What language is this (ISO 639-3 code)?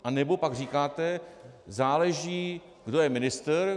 ces